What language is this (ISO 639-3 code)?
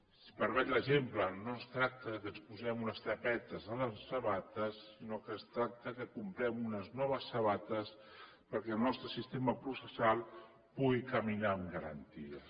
cat